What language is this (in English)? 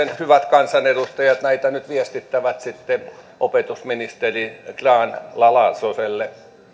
Finnish